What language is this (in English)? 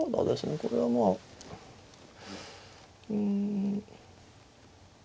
Japanese